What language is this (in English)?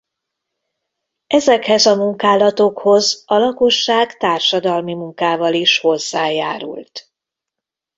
Hungarian